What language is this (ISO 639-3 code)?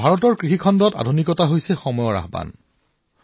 asm